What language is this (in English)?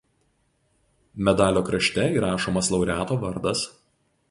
Lithuanian